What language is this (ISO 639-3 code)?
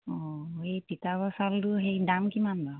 asm